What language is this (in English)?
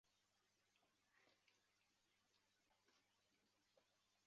Chinese